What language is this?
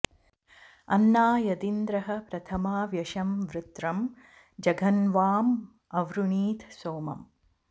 Sanskrit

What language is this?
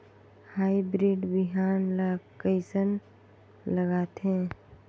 Chhattisgarhi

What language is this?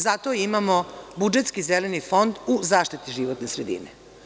Serbian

